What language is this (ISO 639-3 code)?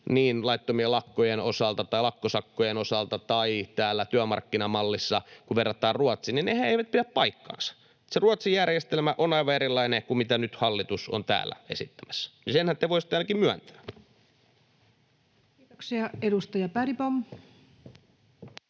fin